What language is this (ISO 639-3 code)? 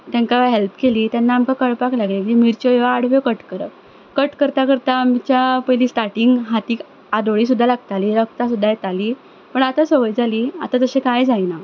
kok